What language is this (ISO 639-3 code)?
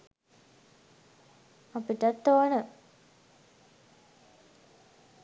sin